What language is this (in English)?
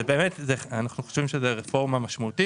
Hebrew